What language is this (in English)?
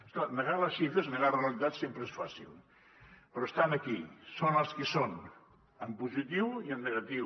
Catalan